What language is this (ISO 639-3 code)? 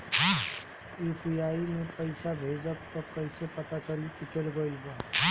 bho